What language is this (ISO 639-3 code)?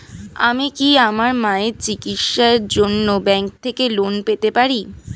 ben